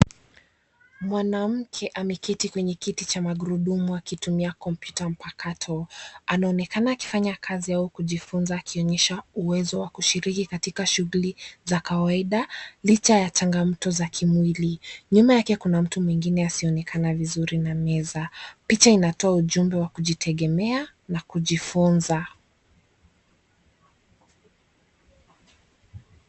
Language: Swahili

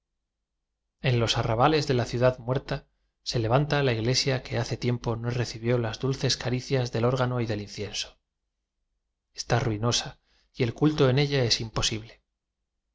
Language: Spanish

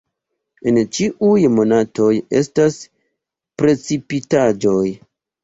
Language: Esperanto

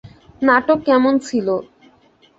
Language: Bangla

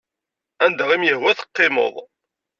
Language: Kabyle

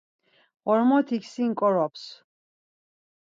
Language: Laz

